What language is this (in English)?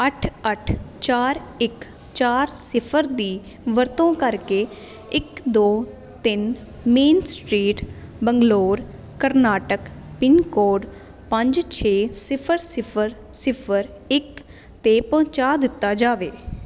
Punjabi